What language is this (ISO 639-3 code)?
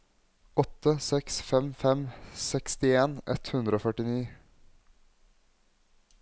nor